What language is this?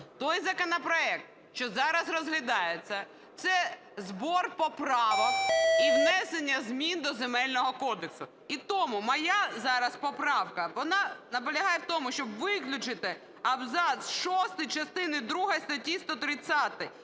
Ukrainian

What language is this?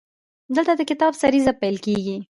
Pashto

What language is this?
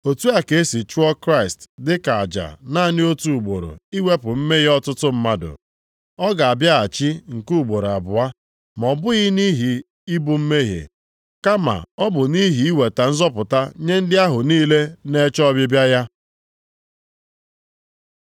Igbo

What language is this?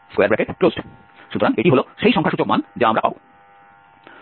Bangla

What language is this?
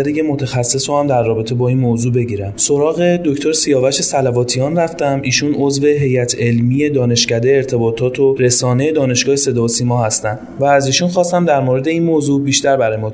Persian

